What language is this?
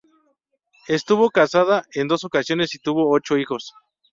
Spanish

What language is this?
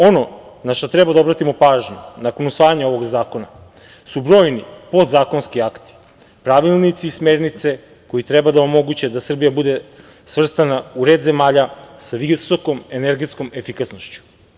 Serbian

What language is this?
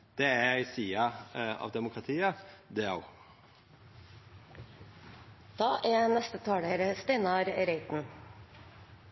Norwegian Nynorsk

